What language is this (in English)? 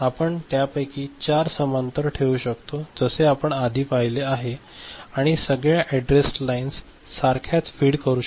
Marathi